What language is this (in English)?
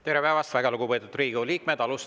Estonian